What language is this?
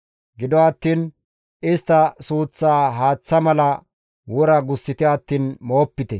Gamo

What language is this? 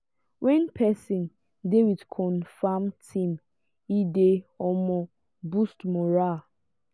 Nigerian Pidgin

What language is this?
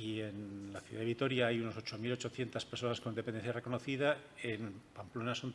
Spanish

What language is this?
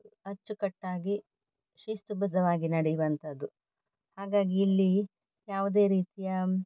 Kannada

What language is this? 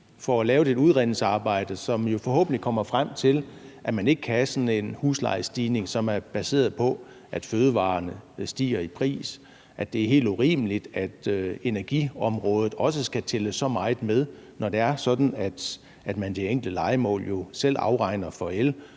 Danish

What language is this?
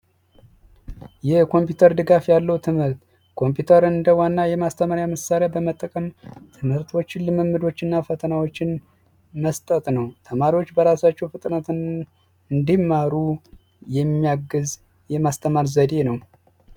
Amharic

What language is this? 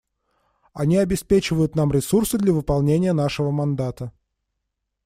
Russian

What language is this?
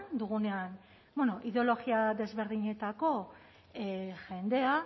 Basque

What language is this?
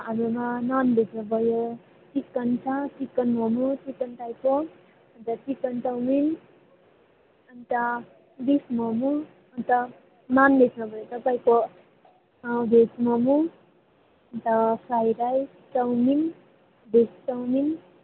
Nepali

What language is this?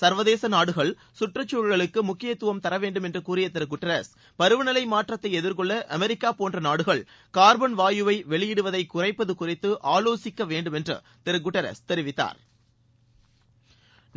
Tamil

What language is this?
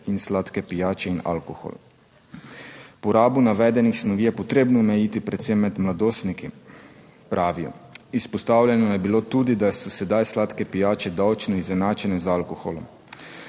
Slovenian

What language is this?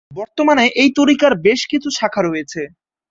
Bangla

